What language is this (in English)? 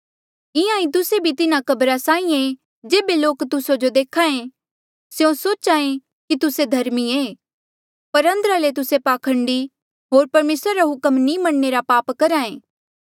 Mandeali